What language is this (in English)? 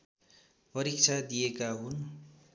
Nepali